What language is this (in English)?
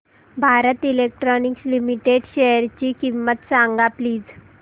Marathi